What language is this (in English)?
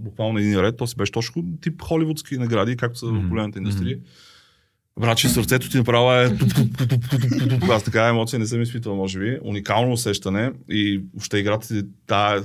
Bulgarian